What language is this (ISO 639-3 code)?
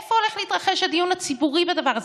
heb